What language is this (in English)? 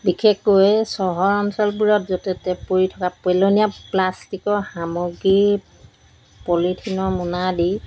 Assamese